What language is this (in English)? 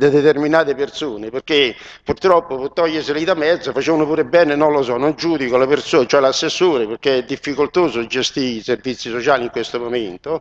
Italian